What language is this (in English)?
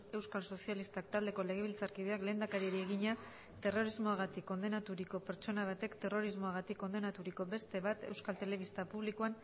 Basque